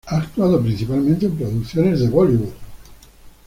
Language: Spanish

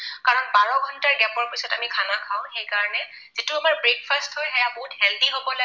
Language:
Assamese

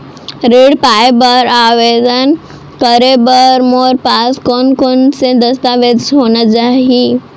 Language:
Chhattisgarhi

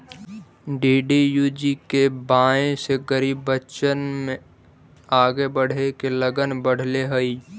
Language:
Magahi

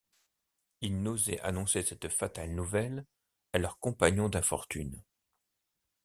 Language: French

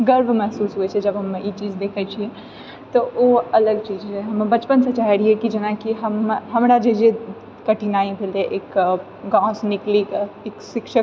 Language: Maithili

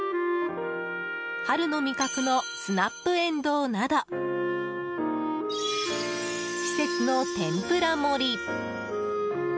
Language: Japanese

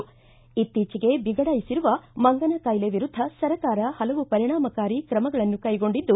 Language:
Kannada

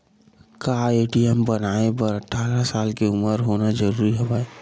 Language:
Chhattisgarhi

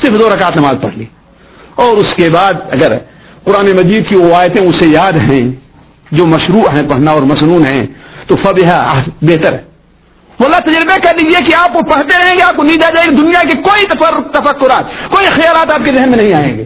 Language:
Urdu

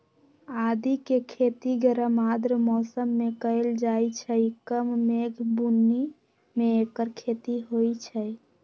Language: Magahi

